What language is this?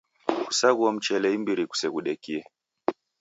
Taita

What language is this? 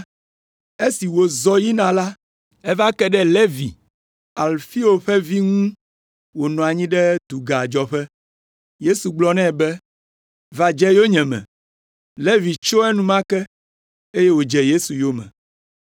Ewe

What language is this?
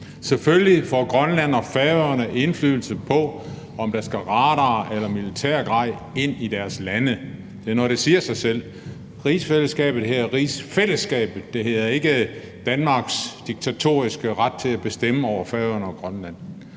Danish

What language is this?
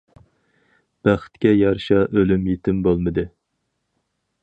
Uyghur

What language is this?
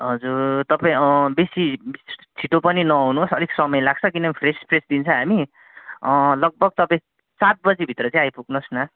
Nepali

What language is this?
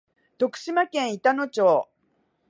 Japanese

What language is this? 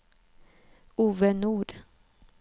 Swedish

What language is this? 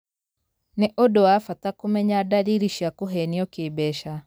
Kikuyu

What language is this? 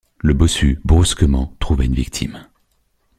French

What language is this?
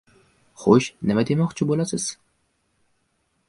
Uzbek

